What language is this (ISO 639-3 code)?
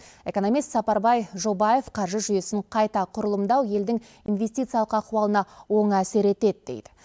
kaz